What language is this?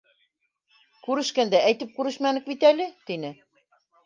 Bashkir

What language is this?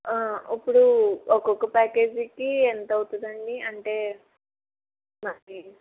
Telugu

